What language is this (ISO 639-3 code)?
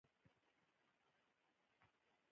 pus